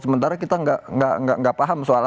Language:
Indonesian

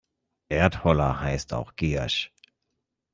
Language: German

